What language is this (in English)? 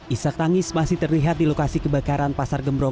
Indonesian